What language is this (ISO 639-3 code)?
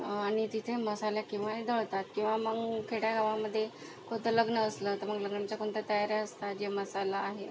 mar